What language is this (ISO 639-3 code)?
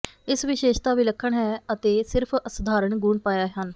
pan